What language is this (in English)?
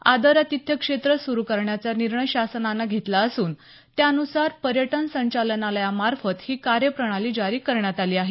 Marathi